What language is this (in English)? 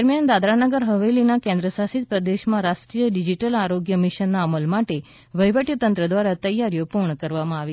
Gujarati